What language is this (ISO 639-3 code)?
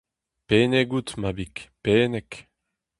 bre